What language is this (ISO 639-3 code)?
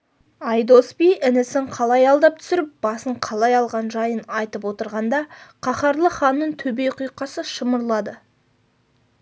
kaz